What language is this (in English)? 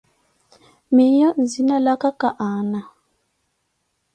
Koti